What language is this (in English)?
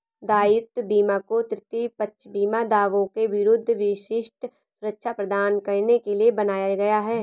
Hindi